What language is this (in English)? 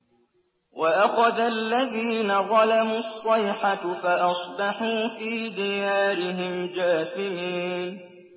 Arabic